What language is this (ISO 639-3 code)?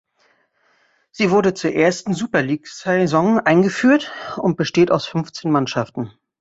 deu